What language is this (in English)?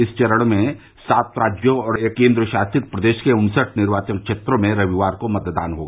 Hindi